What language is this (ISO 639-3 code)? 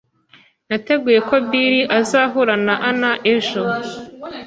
kin